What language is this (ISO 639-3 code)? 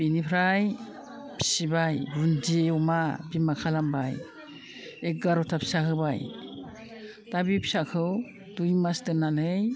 brx